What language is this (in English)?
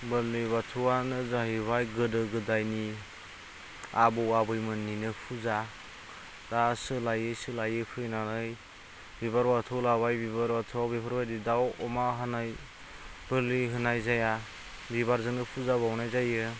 Bodo